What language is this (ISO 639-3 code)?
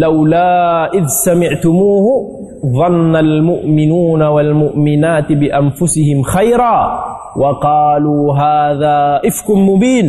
msa